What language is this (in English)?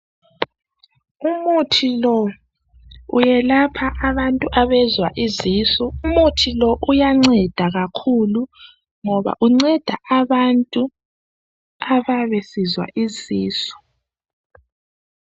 North Ndebele